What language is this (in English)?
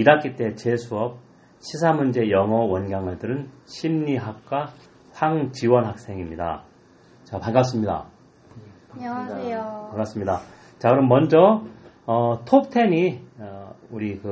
Korean